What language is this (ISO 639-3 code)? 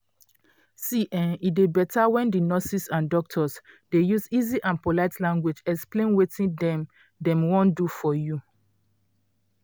pcm